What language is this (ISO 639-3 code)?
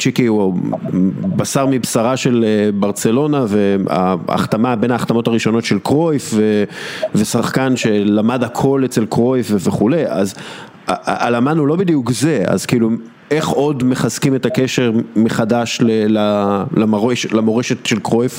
heb